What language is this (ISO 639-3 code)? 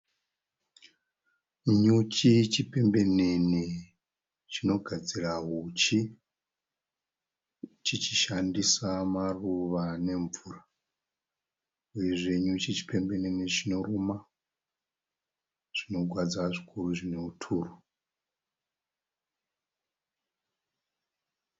sna